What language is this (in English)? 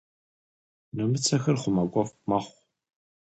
Kabardian